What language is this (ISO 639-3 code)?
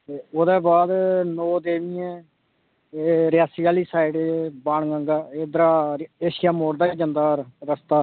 doi